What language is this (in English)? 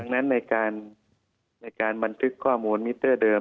Thai